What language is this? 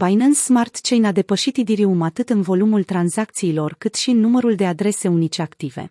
Romanian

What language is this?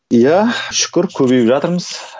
Kazakh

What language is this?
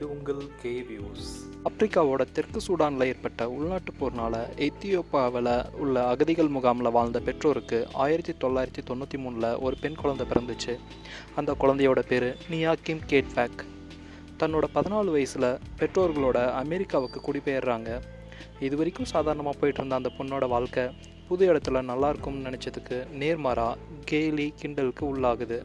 Tamil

